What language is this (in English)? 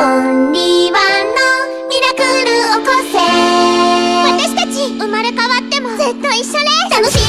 Thai